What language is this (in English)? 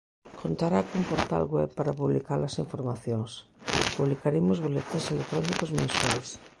Galician